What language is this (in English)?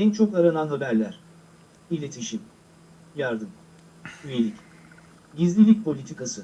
Turkish